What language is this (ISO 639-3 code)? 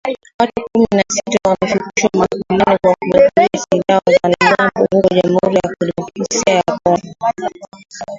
swa